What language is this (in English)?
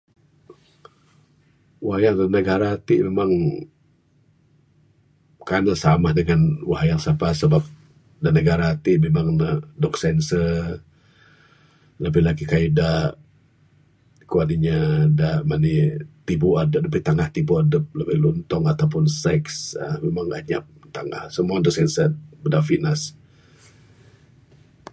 Bukar-Sadung Bidayuh